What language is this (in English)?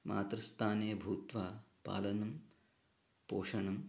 Sanskrit